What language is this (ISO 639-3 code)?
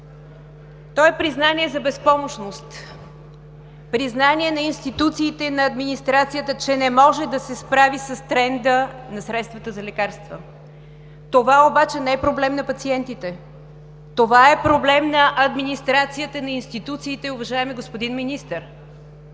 bul